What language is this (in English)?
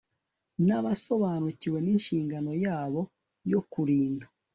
Kinyarwanda